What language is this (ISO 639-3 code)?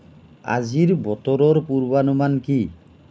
asm